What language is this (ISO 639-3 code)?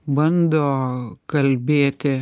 lit